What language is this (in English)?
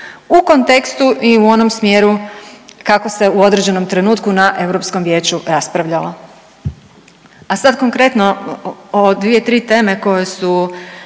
Croatian